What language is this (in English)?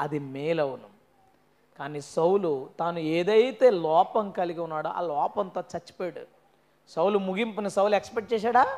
Telugu